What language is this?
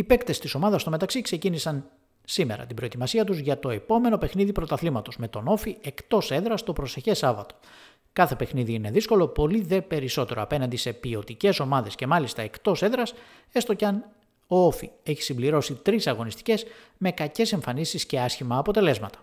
Greek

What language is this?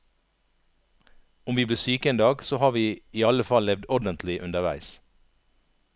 Norwegian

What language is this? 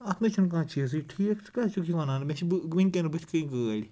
Kashmiri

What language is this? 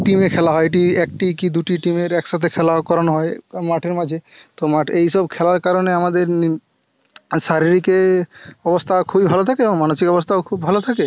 Bangla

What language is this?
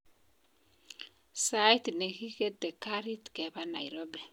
Kalenjin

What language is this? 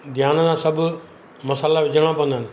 Sindhi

